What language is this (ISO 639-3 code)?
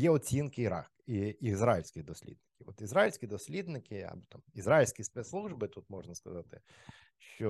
ukr